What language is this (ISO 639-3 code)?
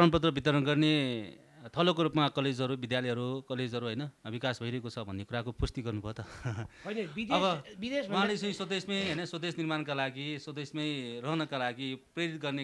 ron